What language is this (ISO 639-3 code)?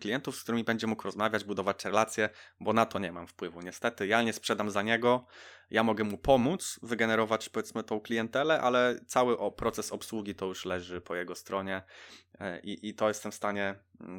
pol